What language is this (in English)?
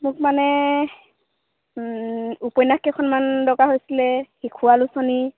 Assamese